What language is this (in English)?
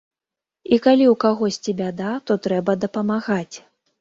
Belarusian